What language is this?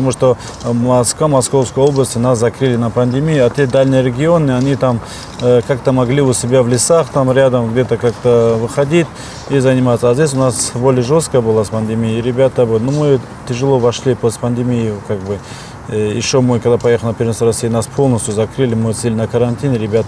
Russian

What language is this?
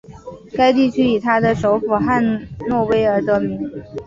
Chinese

